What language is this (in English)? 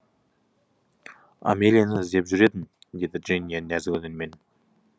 Kazakh